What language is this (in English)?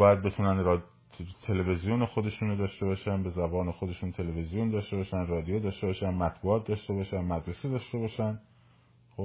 Persian